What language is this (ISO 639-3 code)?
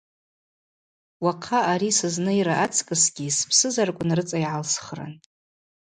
abq